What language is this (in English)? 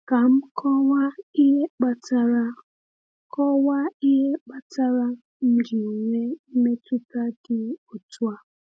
Igbo